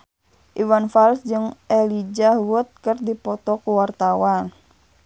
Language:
Sundanese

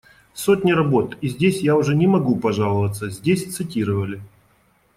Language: Russian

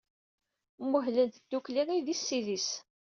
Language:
Kabyle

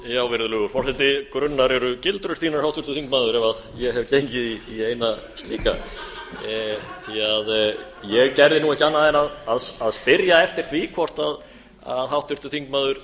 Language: Icelandic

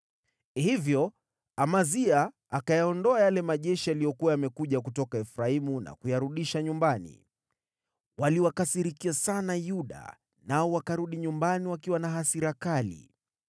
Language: Swahili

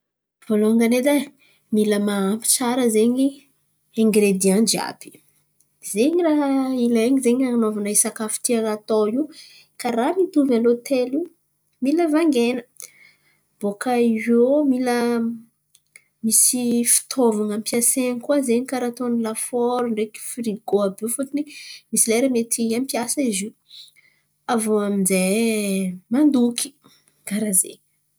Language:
Antankarana Malagasy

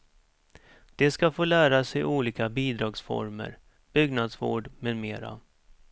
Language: Swedish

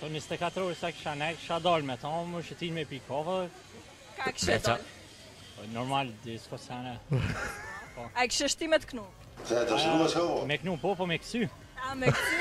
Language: Romanian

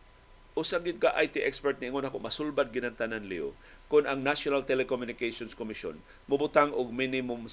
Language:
Filipino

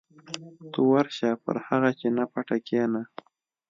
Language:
Pashto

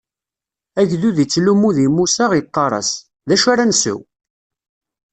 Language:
Kabyle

